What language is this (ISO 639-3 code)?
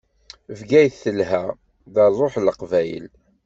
kab